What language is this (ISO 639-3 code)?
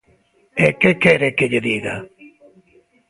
glg